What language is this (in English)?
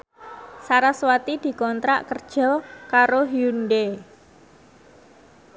Javanese